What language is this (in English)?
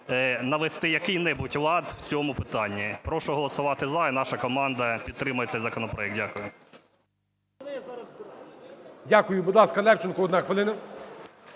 Ukrainian